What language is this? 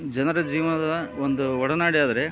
Kannada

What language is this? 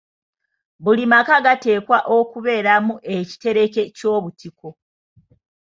Ganda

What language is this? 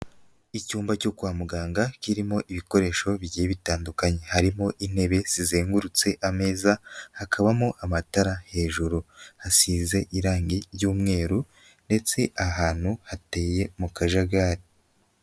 Kinyarwanda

